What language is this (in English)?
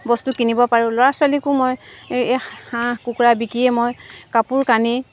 Assamese